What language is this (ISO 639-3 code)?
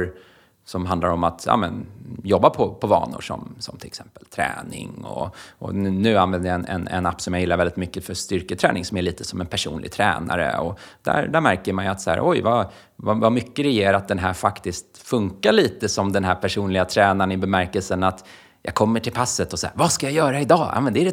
swe